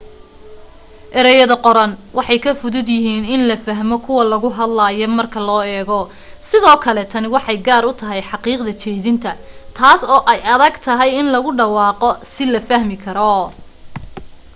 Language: Somali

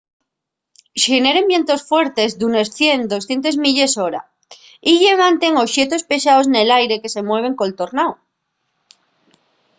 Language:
Asturian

